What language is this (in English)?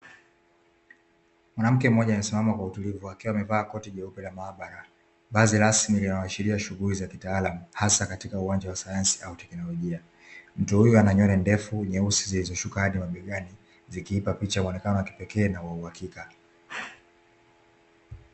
Swahili